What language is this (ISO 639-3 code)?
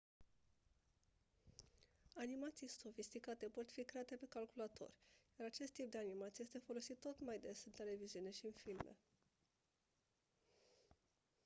ron